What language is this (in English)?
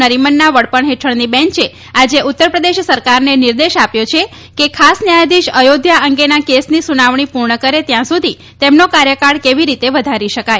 Gujarati